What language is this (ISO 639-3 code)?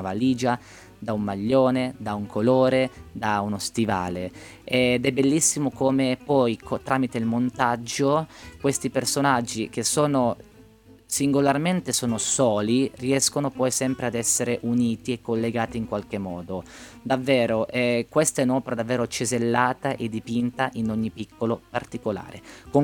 ita